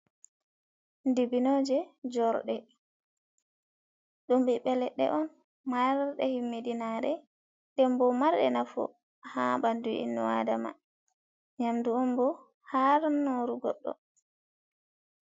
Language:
Fula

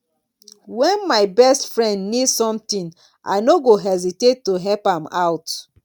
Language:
Nigerian Pidgin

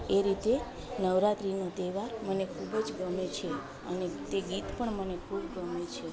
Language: Gujarati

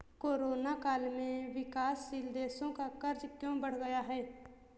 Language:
Hindi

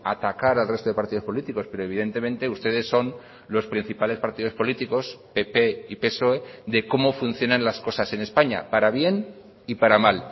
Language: Spanish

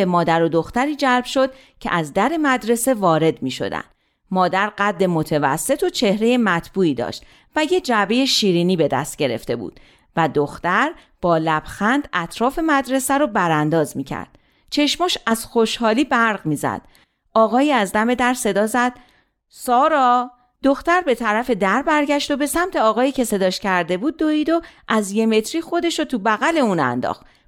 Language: Persian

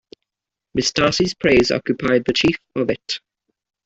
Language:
English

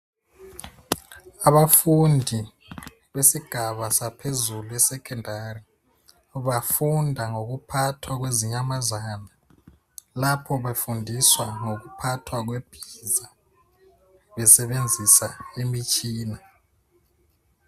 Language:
North Ndebele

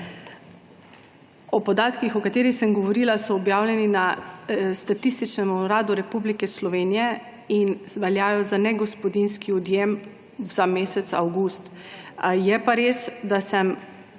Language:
Slovenian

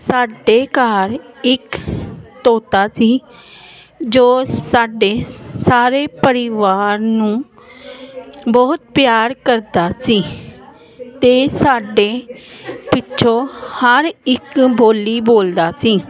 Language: Punjabi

